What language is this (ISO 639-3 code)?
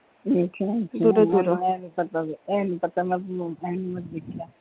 pan